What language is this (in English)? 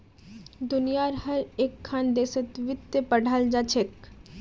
Magahi